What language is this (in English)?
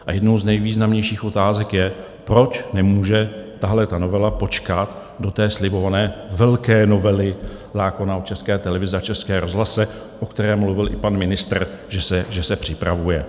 Czech